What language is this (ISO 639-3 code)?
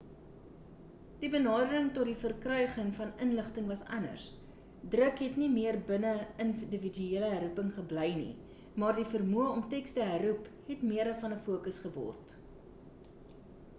afr